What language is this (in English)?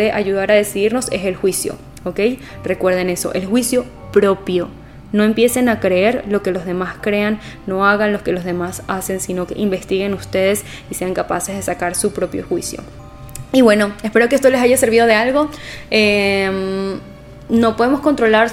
Spanish